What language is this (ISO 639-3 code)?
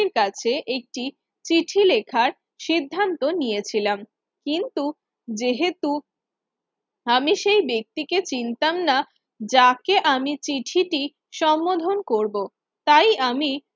ben